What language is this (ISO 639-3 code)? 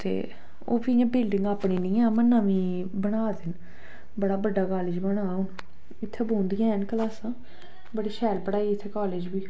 doi